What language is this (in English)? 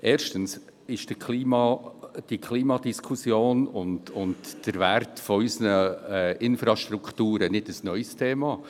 Swiss German